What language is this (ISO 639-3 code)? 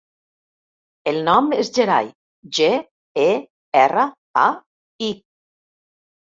cat